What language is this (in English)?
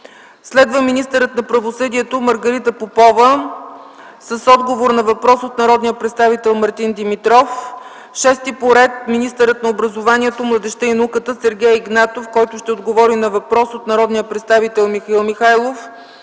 Bulgarian